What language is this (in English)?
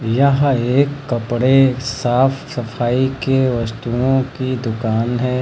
Hindi